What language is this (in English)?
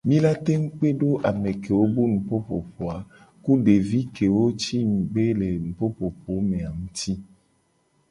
Gen